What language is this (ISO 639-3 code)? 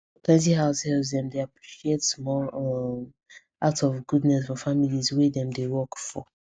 pcm